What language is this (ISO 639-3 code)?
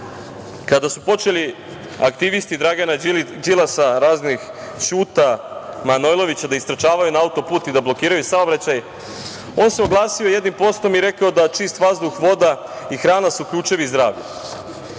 srp